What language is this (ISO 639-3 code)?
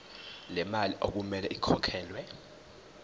zul